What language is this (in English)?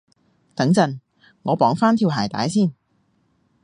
Cantonese